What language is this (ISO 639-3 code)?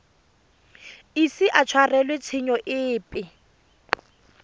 tsn